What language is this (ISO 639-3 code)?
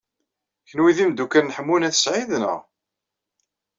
kab